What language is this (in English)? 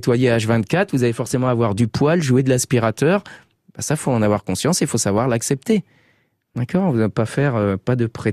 French